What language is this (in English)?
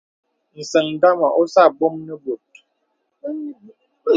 Bebele